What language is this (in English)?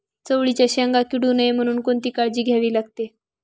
Marathi